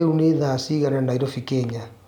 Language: Kikuyu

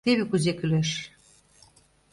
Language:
Mari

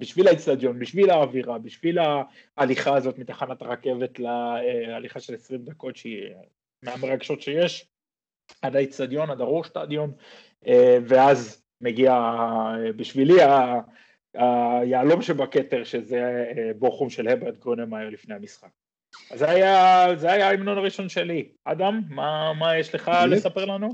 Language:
Hebrew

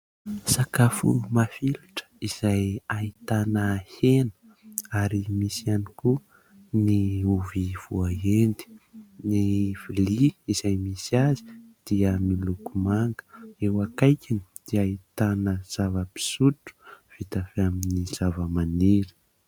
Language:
Malagasy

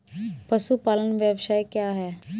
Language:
Hindi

